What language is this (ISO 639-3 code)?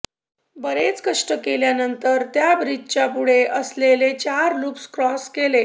mar